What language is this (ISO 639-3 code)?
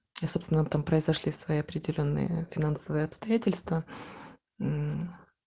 rus